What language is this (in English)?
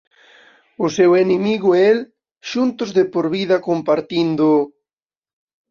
Galician